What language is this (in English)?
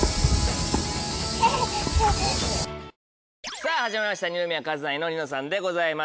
Japanese